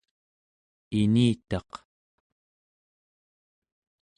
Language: Central Yupik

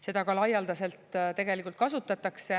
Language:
Estonian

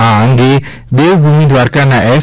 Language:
Gujarati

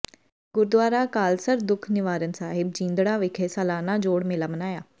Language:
Punjabi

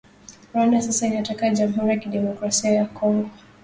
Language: Swahili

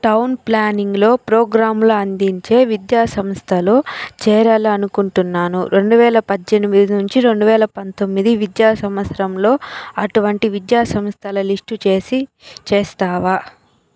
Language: Telugu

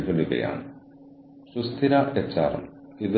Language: Malayalam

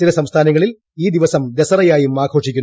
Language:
Malayalam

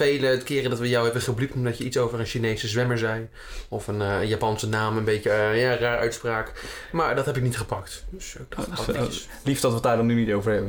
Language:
Dutch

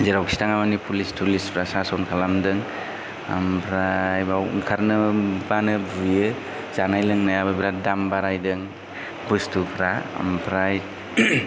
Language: Bodo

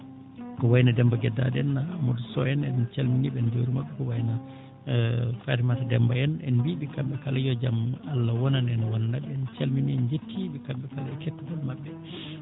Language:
Fula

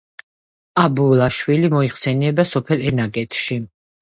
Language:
Georgian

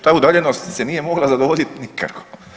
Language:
Croatian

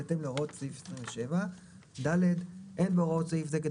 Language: Hebrew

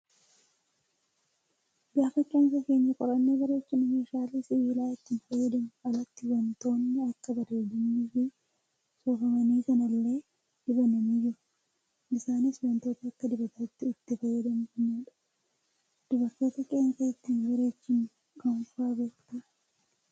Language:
Oromo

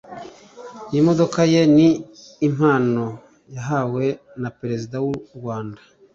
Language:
Kinyarwanda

